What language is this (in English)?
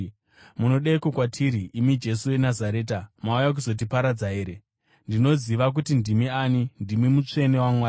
Shona